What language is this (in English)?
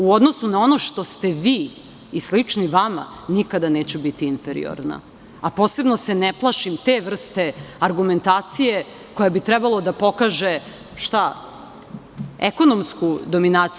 Serbian